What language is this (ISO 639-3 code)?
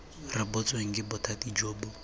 tsn